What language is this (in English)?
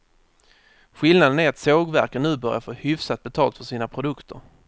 Swedish